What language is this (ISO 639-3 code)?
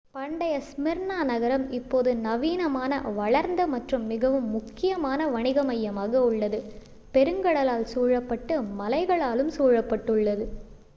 tam